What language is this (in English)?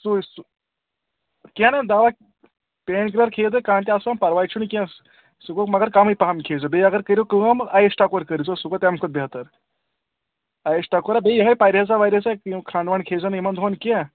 Kashmiri